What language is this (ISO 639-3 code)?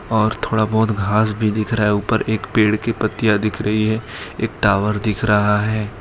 hin